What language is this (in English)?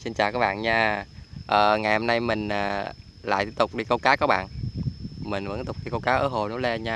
Vietnamese